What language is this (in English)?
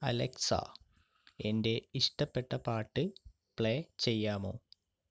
Malayalam